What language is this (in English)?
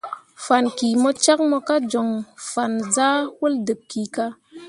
Mundang